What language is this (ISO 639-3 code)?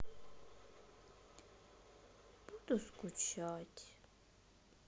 rus